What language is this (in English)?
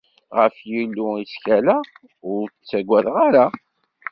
Kabyle